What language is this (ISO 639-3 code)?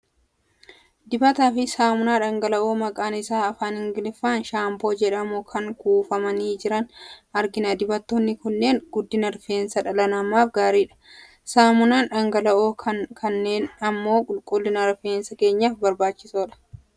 orm